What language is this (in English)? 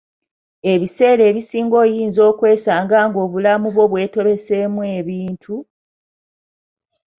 Ganda